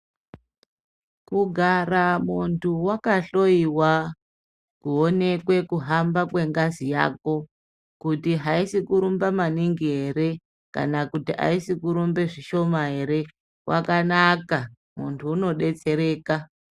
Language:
Ndau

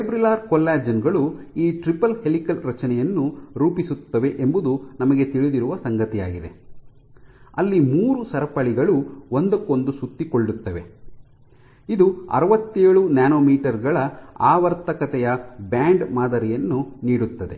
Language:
Kannada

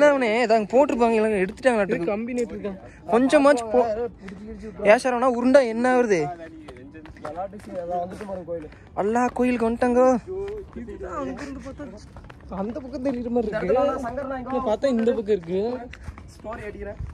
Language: Tamil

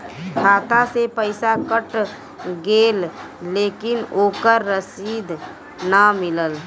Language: Bhojpuri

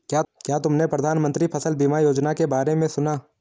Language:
Hindi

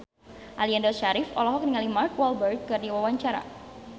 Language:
Sundanese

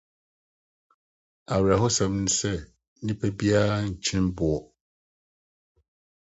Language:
Akan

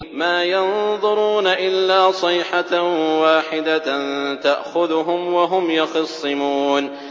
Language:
Arabic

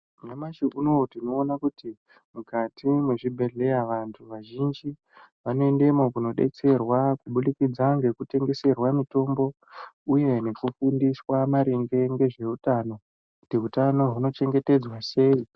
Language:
Ndau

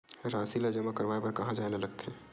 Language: Chhattisgarhi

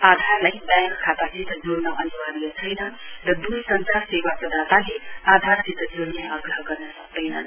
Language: Nepali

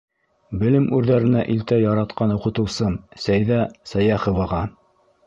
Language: Bashkir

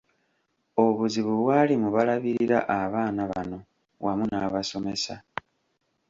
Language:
Ganda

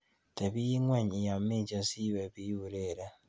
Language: Kalenjin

